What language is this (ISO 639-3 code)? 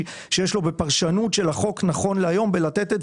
heb